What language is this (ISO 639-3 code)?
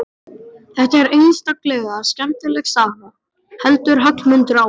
isl